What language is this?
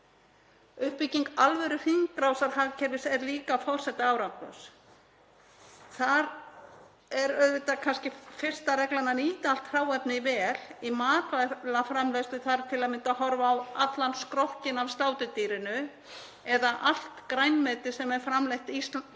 Icelandic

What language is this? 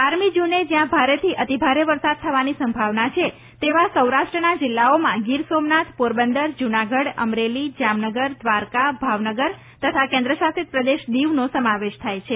Gujarati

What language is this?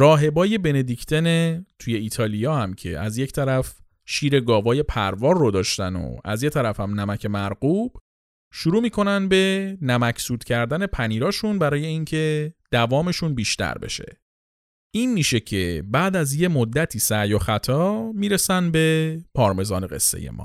Persian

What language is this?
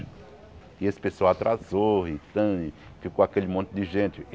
Portuguese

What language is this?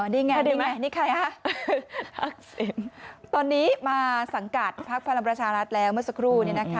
Thai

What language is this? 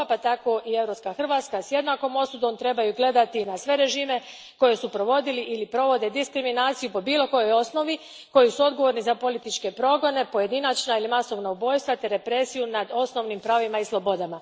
Croatian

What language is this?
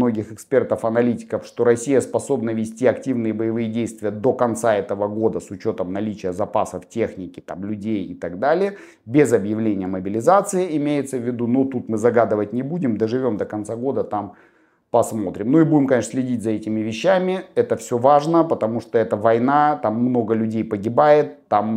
Russian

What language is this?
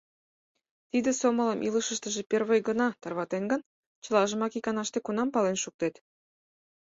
Mari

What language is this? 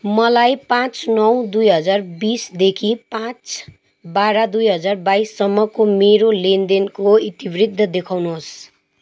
Nepali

